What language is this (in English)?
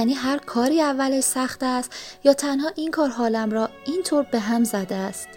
Persian